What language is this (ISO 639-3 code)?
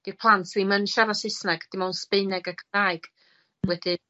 cym